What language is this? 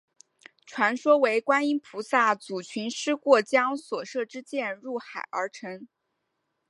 Chinese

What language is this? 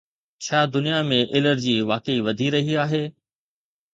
Sindhi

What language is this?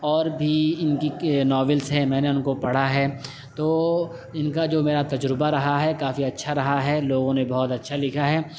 Urdu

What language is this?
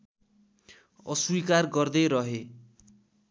Nepali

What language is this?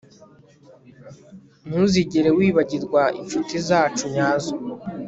Kinyarwanda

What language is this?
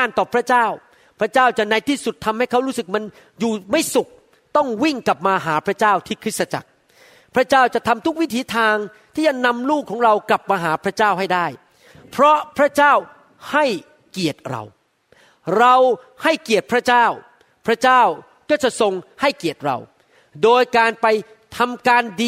Thai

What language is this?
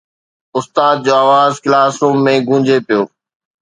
Sindhi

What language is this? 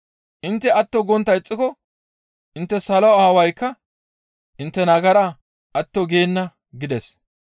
Gamo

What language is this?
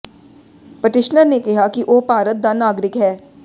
Punjabi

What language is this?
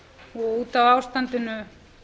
Icelandic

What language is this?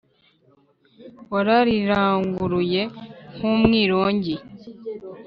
Kinyarwanda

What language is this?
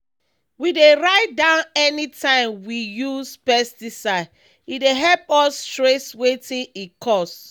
Nigerian Pidgin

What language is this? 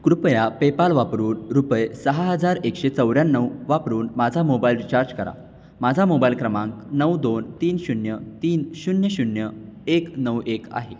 Marathi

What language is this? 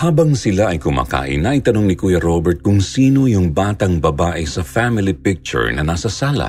Filipino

